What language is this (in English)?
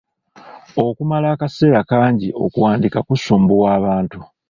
Ganda